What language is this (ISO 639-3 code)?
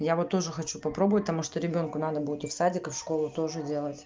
rus